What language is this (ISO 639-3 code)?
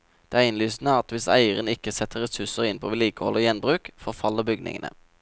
nor